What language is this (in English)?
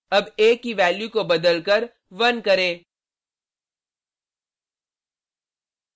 Hindi